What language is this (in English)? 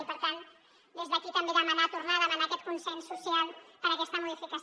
Catalan